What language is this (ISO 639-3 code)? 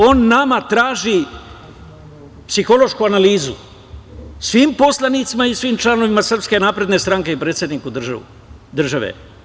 srp